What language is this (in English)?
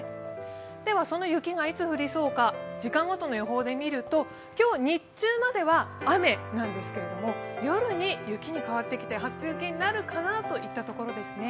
Japanese